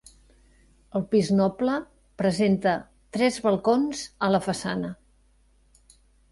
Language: Catalan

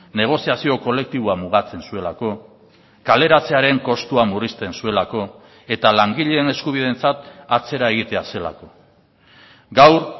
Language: Basque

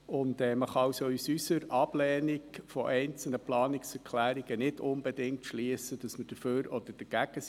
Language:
Swiss German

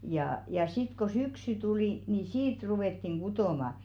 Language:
Finnish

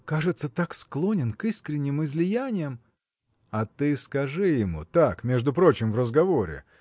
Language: Russian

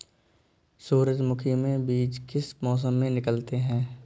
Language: Hindi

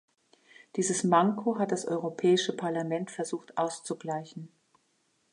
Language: German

